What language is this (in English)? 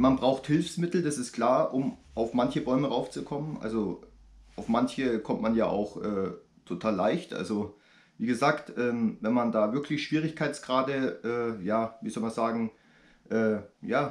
German